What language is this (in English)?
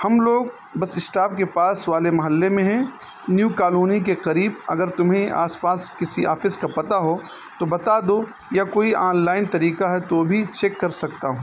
Urdu